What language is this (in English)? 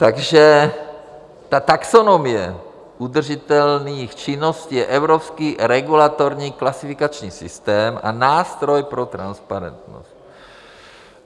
Czech